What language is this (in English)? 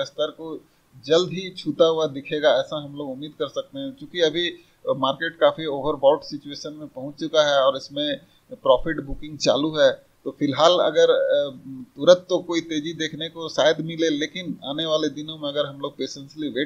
Hindi